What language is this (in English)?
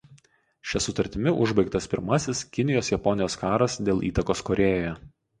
Lithuanian